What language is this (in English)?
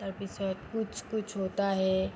Assamese